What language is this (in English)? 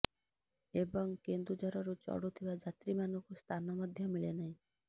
Odia